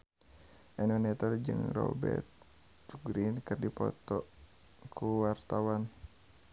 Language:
Sundanese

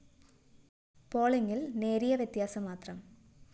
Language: Malayalam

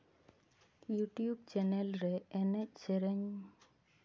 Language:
Santali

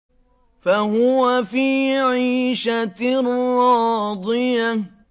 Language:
Arabic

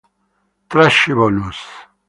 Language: Italian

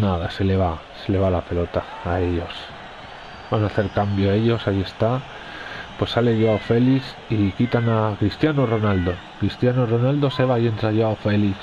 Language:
Spanish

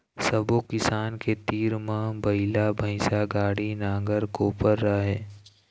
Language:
Chhattisgarhi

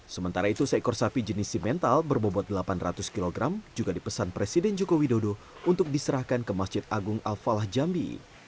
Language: Indonesian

